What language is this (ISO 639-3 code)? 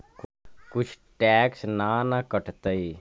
mag